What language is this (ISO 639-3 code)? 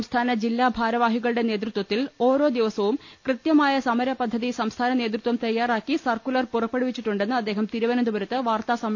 mal